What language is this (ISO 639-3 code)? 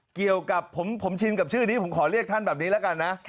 tha